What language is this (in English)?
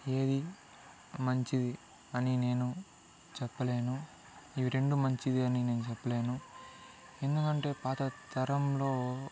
Telugu